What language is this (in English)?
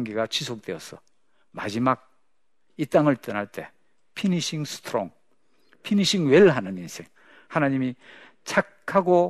Korean